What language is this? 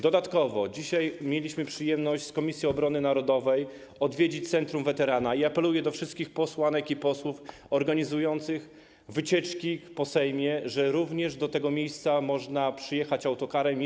Polish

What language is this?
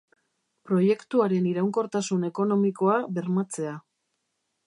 Basque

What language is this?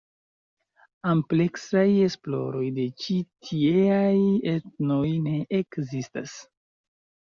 Esperanto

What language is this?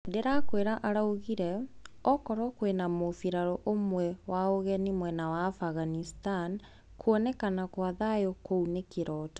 Kikuyu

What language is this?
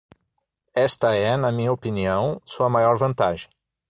Portuguese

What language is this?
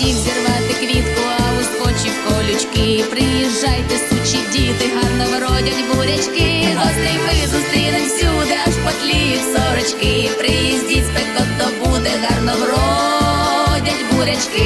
Ukrainian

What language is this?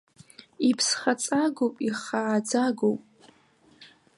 Abkhazian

